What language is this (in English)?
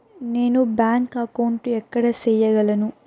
Telugu